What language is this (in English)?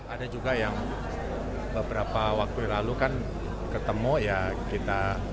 Indonesian